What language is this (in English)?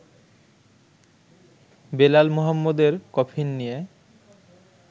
Bangla